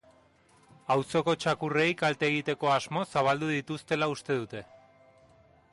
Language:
Basque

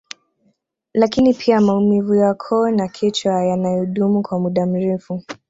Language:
Swahili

